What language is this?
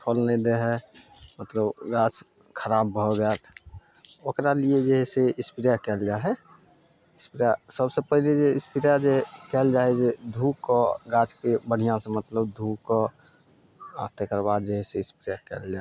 Maithili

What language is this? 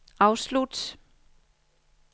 Danish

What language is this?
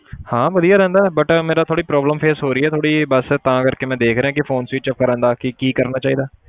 Punjabi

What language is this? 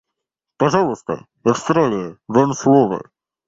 Russian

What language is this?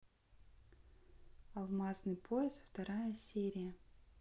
Russian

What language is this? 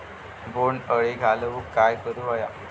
Marathi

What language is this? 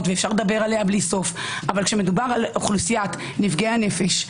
Hebrew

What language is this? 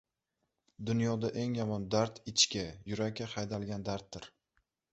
Uzbek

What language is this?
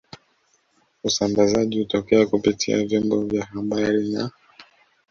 Swahili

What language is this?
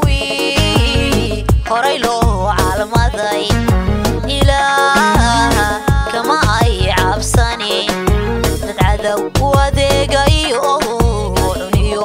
Arabic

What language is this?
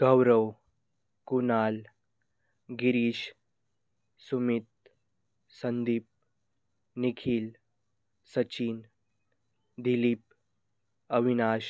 Marathi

